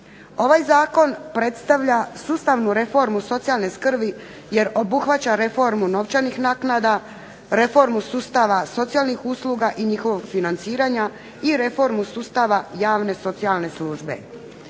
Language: Croatian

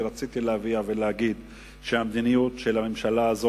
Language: Hebrew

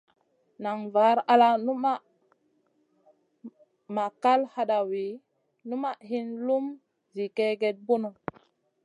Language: Masana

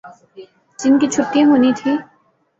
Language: Urdu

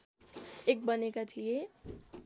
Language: Nepali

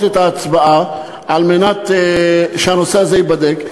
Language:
Hebrew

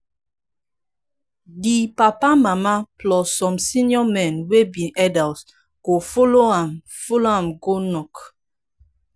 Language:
Nigerian Pidgin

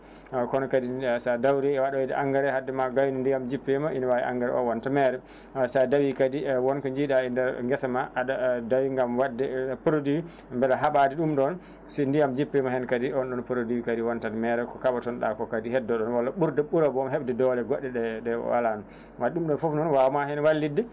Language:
Fula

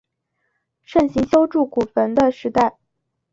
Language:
Chinese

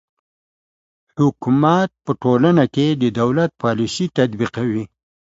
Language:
Pashto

